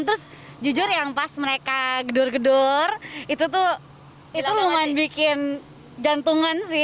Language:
Indonesian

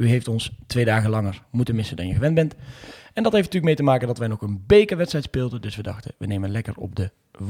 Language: Dutch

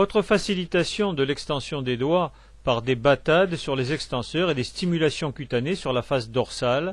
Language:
French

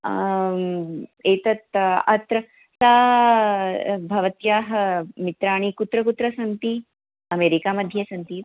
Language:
Sanskrit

